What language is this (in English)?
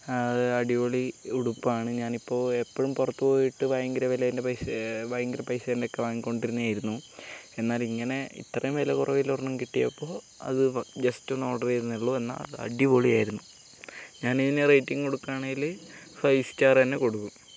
Malayalam